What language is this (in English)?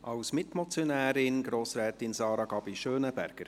Swiss German